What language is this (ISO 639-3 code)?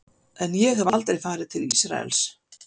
isl